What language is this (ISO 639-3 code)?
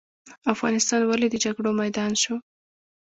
pus